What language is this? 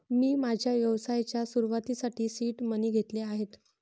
Marathi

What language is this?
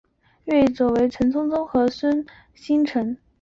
Chinese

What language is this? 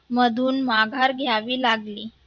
Marathi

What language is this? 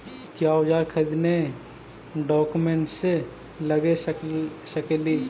Magahi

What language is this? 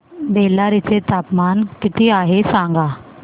Marathi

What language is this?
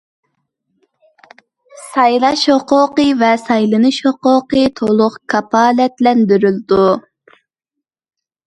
Uyghur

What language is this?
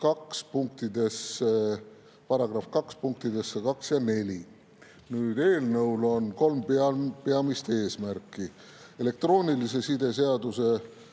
Estonian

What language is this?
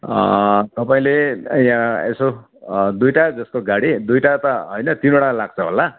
Nepali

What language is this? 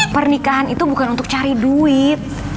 Indonesian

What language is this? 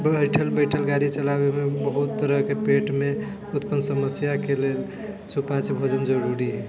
Maithili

